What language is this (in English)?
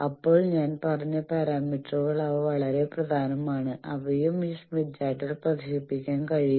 Malayalam